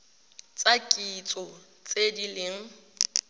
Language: Tswana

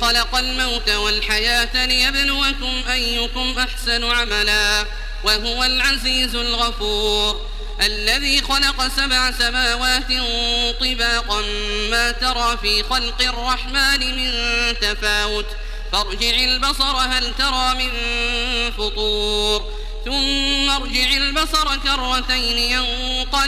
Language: Arabic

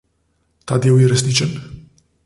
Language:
Slovenian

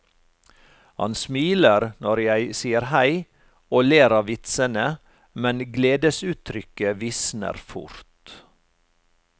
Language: Norwegian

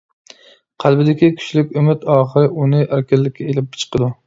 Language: Uyghur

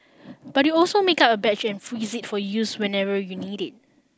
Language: English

